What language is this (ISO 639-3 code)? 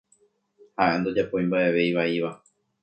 grn